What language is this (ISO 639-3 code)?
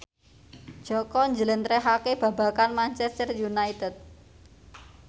jav